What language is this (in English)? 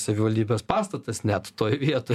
Lithuanian